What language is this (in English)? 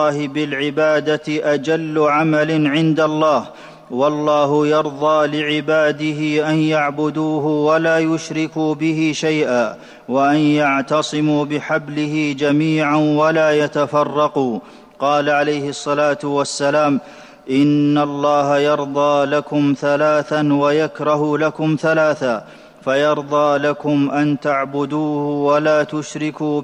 Arabic